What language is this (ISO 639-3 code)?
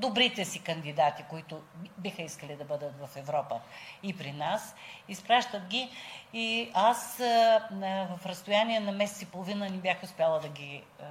bul